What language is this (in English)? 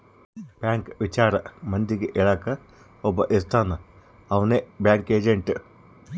Kannada